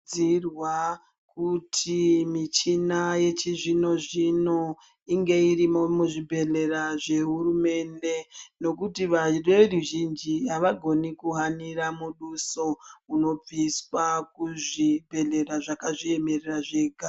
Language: Ndau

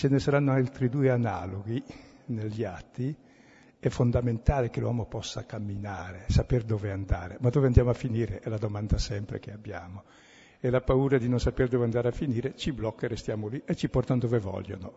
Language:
Italian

